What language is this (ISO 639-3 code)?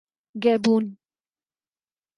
urd